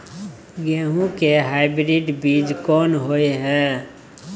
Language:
Maithili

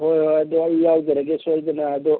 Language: Manipuri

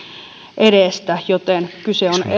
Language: Finnish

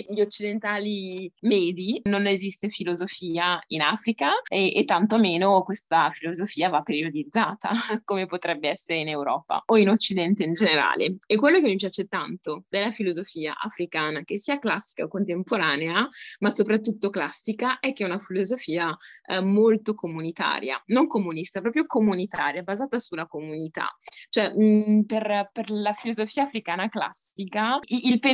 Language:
Italian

